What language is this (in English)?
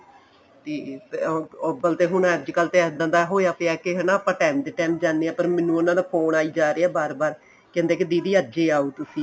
Punjabi